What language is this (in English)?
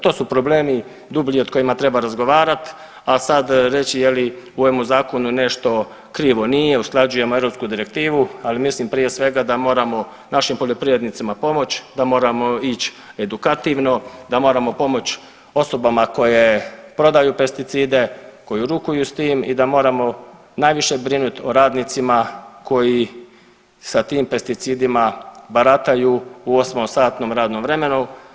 Croatian